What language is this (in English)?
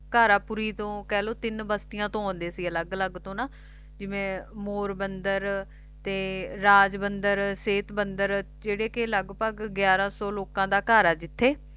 Punjabi